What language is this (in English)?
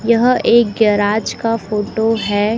Hindi